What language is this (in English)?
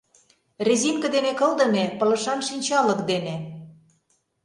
Mari